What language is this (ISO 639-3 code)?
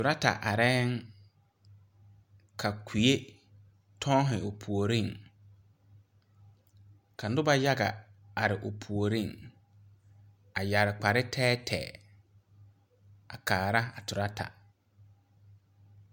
dga